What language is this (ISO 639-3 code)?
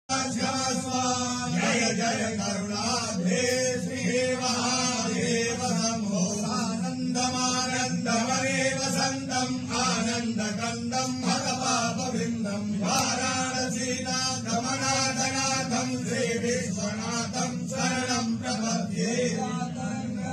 ara